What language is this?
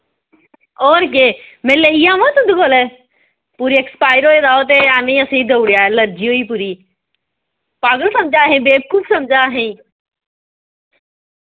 Dogri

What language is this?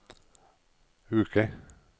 Norwegian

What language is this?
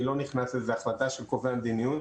Hebrew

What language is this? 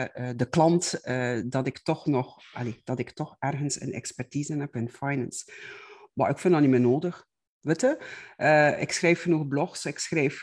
Dutch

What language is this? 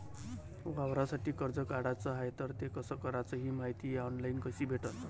Marathi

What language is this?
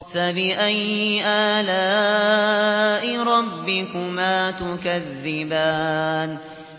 Arabic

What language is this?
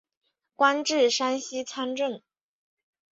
Chinese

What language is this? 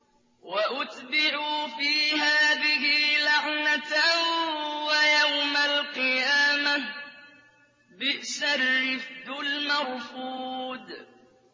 Arabic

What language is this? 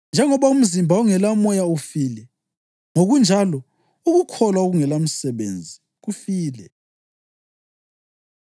North Ndebele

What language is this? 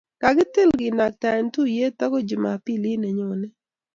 Kalenjin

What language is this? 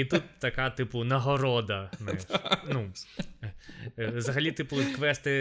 Ukrainian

